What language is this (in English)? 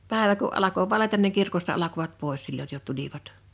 Finnish